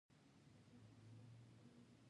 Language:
Pashto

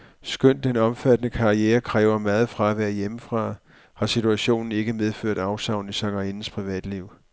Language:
Danish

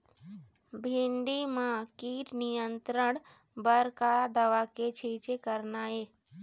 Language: Chhattisgarhi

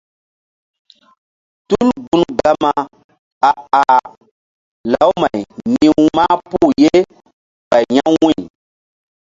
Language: Mbum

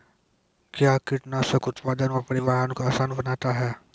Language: Maithili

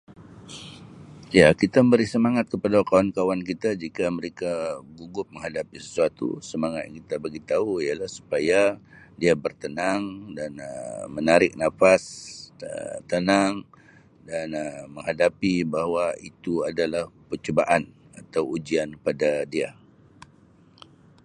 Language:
Sabah Malay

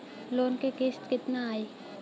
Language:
Bhojpuri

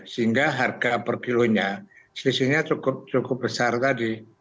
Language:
Indonesian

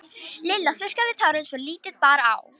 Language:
Icelandic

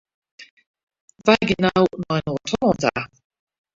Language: Western Frisian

